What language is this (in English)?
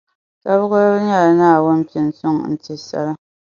Dagbani